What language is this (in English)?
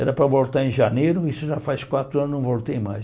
Portuguese